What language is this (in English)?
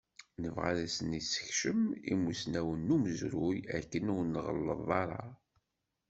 Kabyle